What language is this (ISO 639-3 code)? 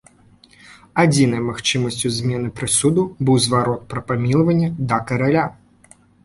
bel